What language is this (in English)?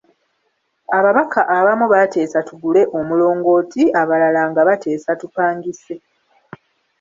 Ganda